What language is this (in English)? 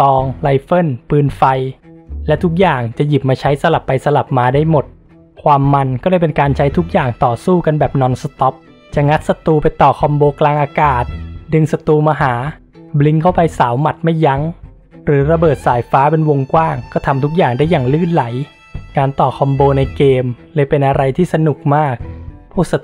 Thai